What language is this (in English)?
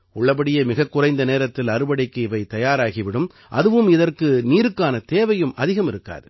Tamil